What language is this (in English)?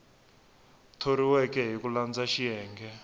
Tsonga